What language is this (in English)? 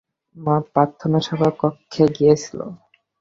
Bangla